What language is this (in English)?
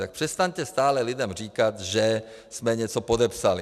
Czech